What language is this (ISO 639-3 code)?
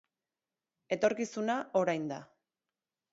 eus